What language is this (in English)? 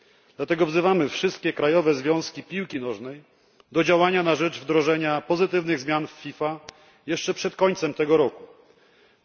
Polish